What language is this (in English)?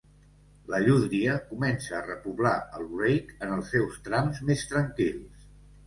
Catalan